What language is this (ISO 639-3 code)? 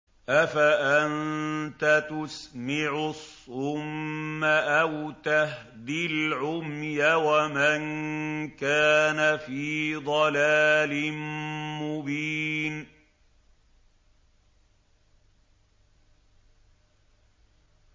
ara